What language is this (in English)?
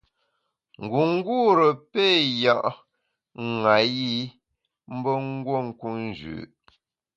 Bamun